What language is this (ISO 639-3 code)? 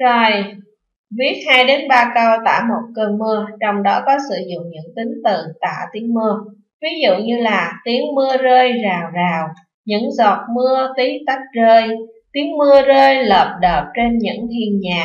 vie